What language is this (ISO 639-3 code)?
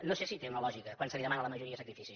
cat